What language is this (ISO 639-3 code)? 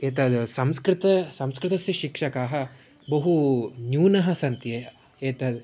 san